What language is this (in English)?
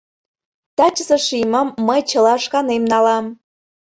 Mari